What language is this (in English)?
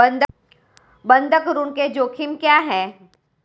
Hindi